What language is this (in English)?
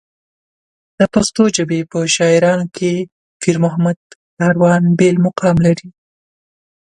Pashto